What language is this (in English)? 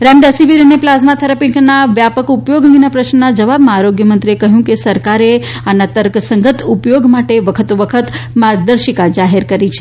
Gujarati